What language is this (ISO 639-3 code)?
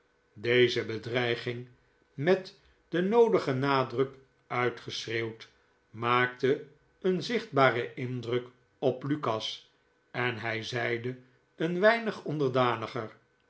nld